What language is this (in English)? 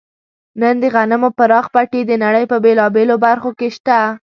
Pashto